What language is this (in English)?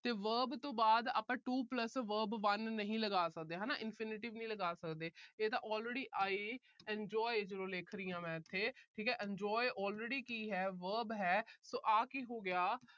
Punjabi